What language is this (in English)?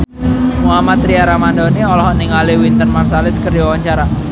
Sundanese